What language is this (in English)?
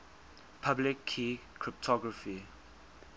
English